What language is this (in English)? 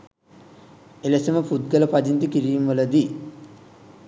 Sinhala